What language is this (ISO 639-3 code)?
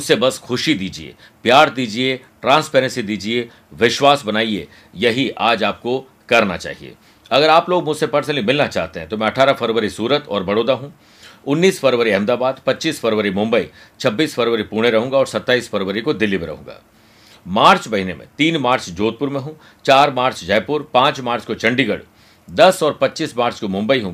hin